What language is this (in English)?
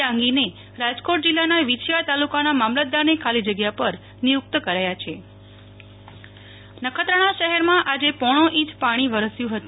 Gujarati